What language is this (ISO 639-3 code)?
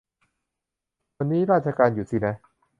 tha